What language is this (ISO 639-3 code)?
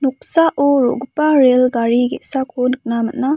grt